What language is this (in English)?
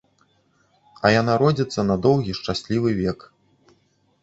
Belarusian